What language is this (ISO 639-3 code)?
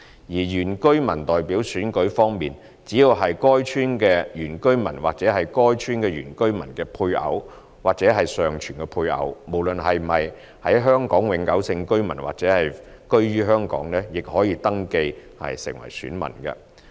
yue